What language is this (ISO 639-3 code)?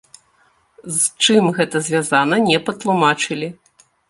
bel